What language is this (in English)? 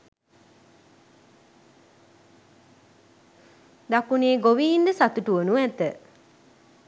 Sinhala